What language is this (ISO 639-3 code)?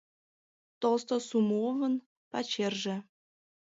chm